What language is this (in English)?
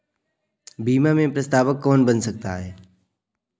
Hindi